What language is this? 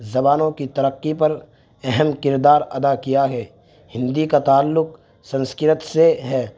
Urdu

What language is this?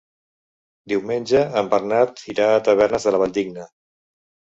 Catalan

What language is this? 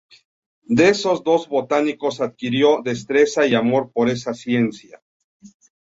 Spanish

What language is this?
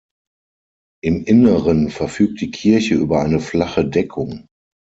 German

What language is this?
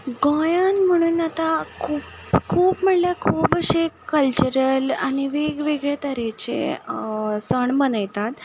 Konkani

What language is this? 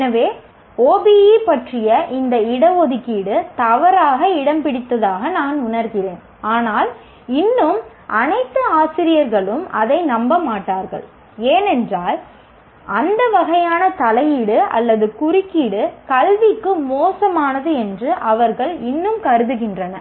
Tamil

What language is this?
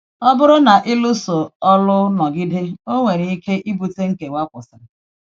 Igbo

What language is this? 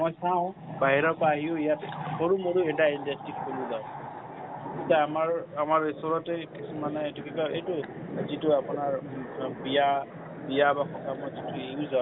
Assamese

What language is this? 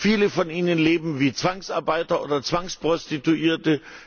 German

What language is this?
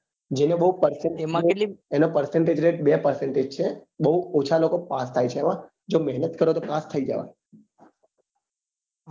Gujarati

